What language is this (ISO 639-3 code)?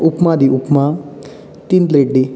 kok